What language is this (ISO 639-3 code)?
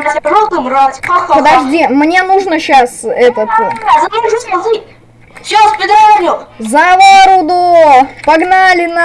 rus